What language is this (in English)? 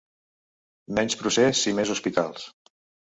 Catalan